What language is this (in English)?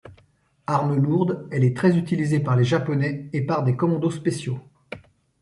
French